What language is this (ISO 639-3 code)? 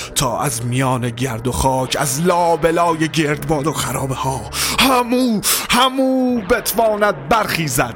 fas